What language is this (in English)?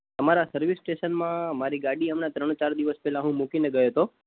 Gujarati